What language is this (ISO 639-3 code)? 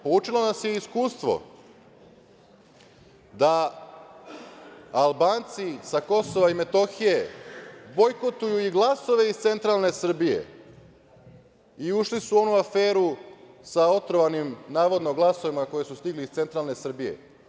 srp